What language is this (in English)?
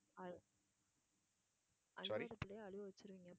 Tamil